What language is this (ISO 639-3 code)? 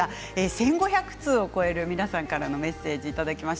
jpn